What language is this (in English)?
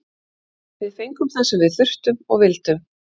Icelandic